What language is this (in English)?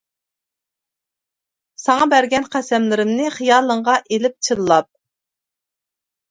Uyghur